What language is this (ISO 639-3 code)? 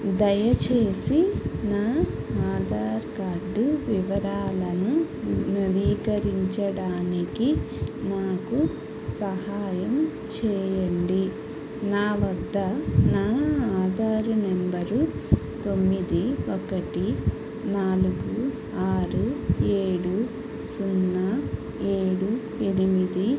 tel